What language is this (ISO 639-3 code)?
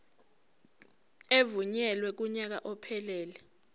zul